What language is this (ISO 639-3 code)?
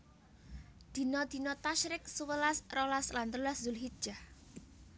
jav